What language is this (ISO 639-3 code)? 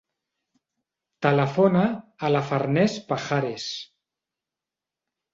cat